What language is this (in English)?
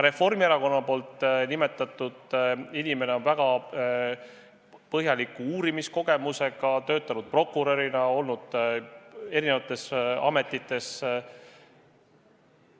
Estonian